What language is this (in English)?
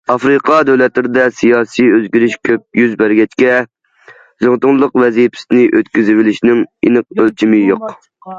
Uyghur